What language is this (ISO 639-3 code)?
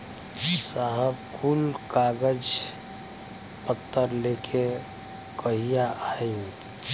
bho